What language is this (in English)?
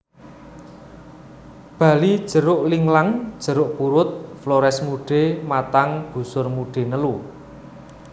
Javanese